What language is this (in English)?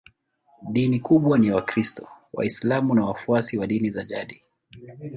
Swahili